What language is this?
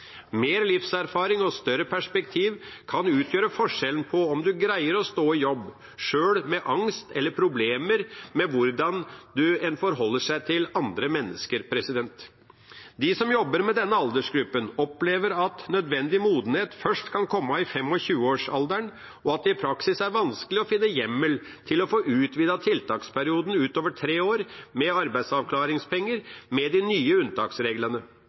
Norwegian Bokmål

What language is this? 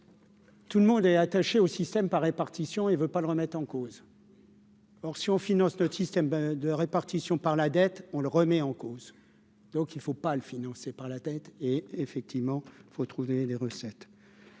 French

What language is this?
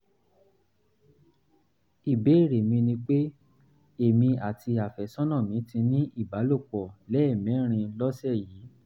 Yoruba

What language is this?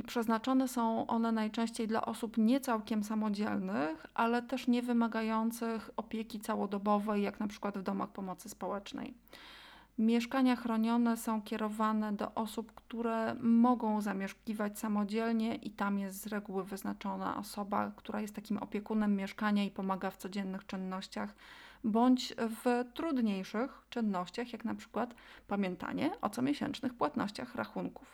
Polish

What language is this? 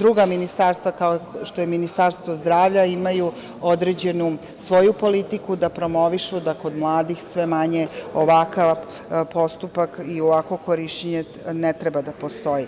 Serbian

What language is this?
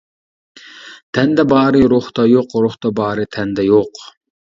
Uyghur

